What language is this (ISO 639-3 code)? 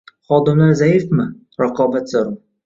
uzb